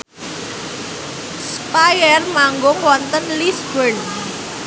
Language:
Javanese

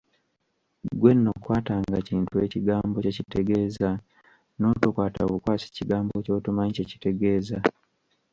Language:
Ganda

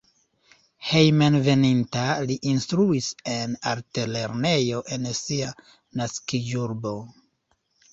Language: Esperanto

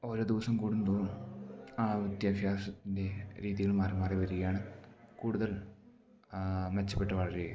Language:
Malayalam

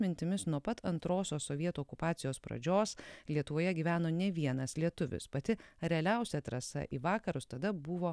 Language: Lithuanian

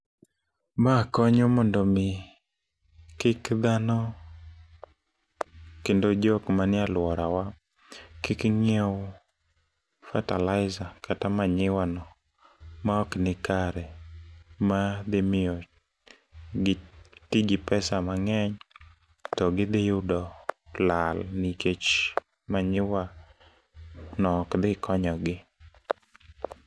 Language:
Luo (Kenya and Tanzania)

